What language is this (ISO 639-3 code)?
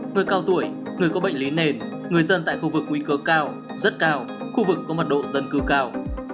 vie